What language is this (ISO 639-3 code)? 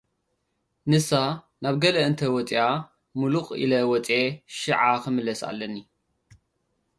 tir